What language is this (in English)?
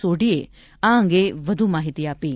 Gujarati